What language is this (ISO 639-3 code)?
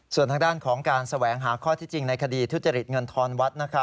tha